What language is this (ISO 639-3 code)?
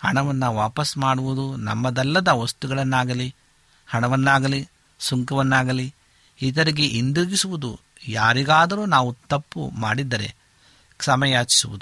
kan